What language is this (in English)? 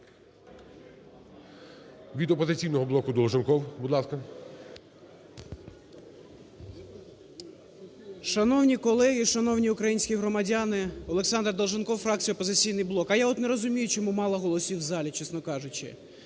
Ukrainian